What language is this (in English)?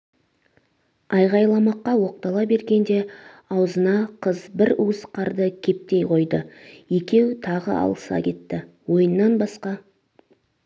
Kazakh